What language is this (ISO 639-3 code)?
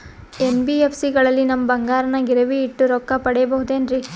kan